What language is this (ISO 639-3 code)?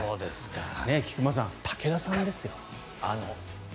jpn